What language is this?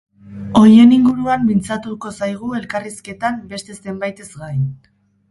Basque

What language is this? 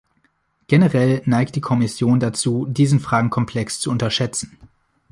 German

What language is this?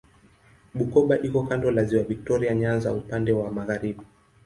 Swahili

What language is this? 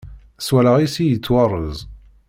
Kabyle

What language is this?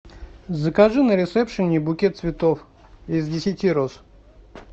Russian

